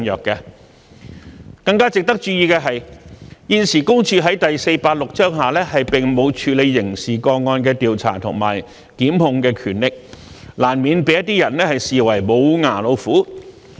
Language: Cantonese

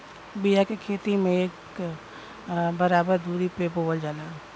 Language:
Bhojpuri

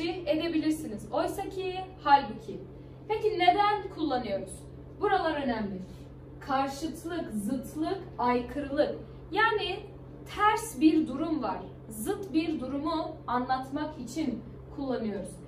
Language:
Turkish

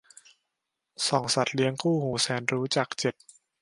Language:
Thai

